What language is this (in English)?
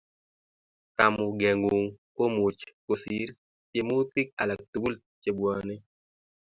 Kalenjin